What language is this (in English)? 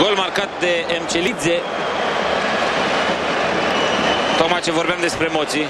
Romanian